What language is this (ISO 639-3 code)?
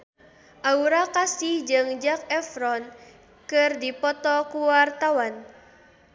sun